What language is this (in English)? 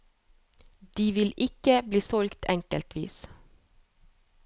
Norwegian